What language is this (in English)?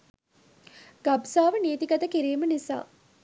Sinhala